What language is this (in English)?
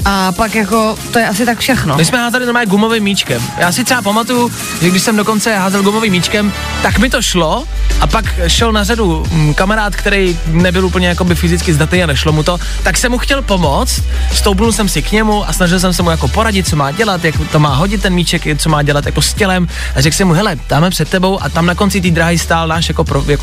Czech